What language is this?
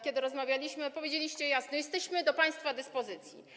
Polish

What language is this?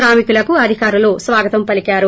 Telugu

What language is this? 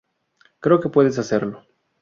Spanish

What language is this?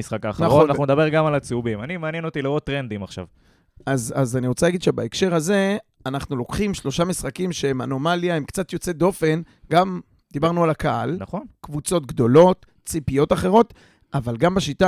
Hebrew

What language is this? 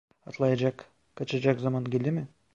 Turkish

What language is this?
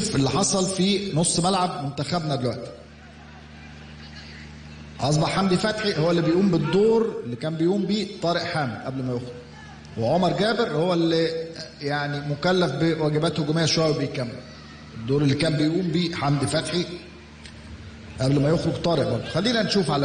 Arabic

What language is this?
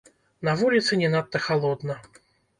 Belarusian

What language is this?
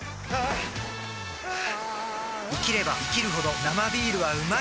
Japanese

